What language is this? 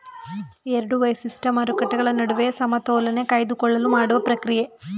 Kannada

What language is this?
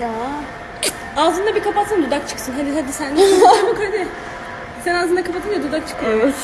Turkish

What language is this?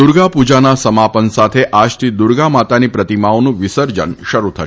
Gujarati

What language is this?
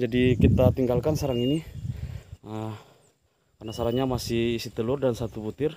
Indonesian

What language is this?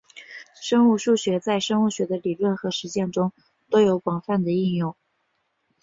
Chinese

